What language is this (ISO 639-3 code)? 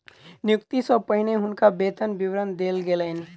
mai